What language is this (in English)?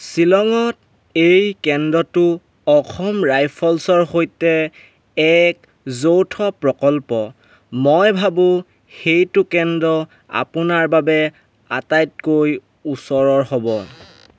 Assamese